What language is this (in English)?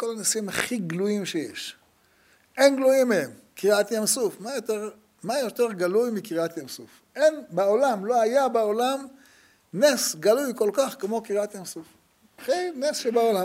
Hebrew